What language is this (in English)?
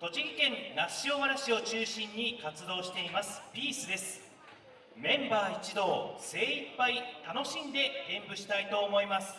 Japanese